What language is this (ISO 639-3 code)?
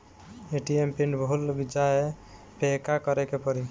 bho